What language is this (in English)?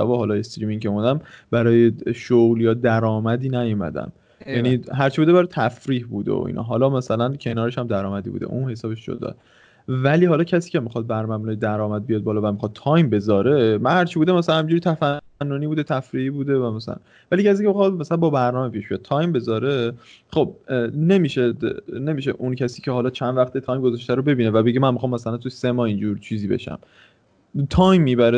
Persian